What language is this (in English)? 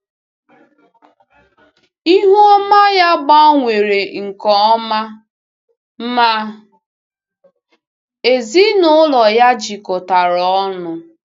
Igbo